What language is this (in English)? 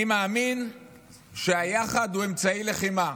Hebrew